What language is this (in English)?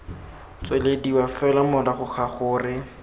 Tswana